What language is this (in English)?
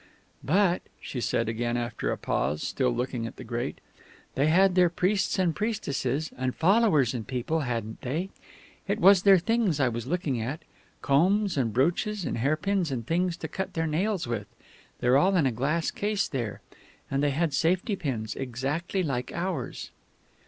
English